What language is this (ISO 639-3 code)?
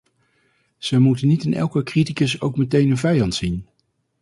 nld